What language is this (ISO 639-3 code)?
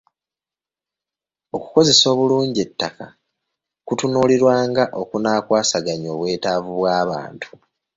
lug